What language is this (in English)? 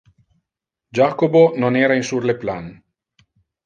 Interlingua